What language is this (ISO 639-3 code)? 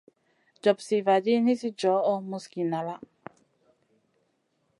mcn